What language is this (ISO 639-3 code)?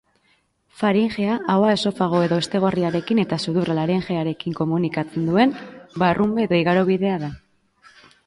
eus